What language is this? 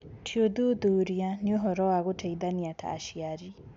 Kikuyu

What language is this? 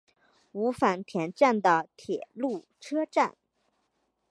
Chinese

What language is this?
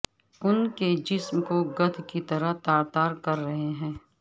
Urdu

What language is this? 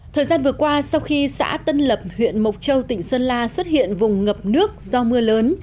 Vietnamese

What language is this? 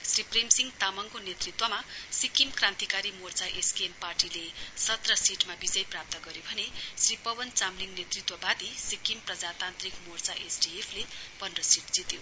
Nepali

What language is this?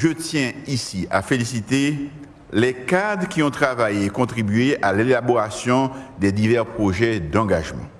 French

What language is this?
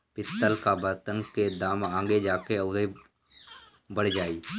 Bhojpuri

